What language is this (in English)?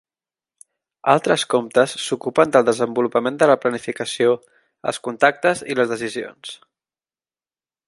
Catalan